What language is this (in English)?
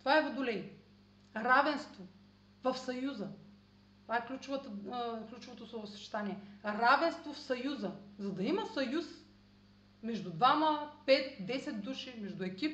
Bulgarian